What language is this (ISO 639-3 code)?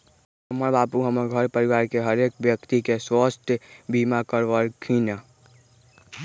mag